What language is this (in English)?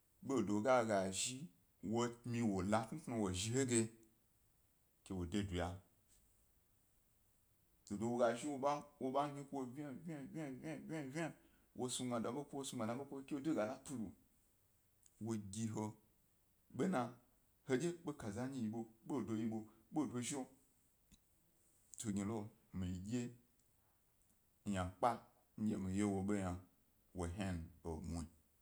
Gbari